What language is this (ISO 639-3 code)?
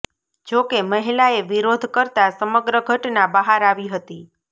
guj